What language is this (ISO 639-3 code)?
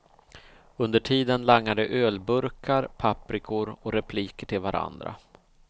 swe